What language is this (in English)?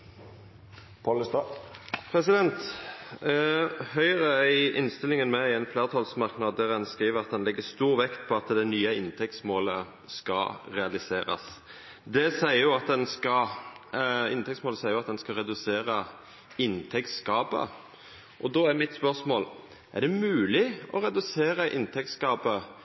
Norwegian Nynorsk